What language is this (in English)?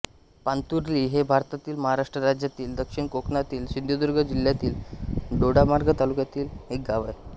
Marathi